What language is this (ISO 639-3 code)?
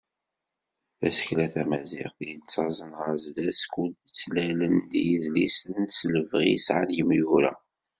kab